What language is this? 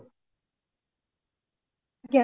Odia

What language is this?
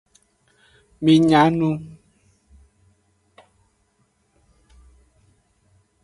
Aja (Benin)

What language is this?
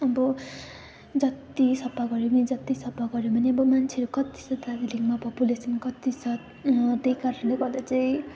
Nepali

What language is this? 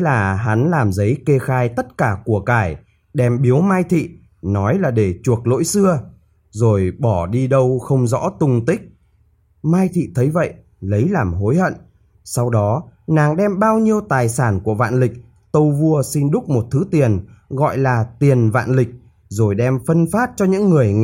Vietnamese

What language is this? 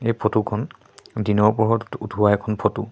Assamese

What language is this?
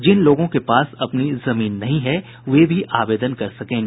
Hindi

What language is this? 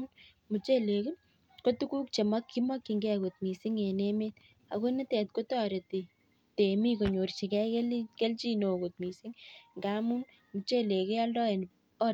Kalenjin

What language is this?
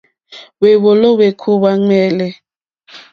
Mokpwe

